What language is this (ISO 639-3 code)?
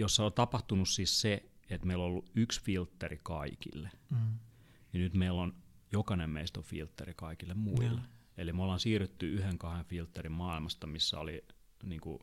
fin